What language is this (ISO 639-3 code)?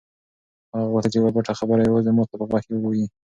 pus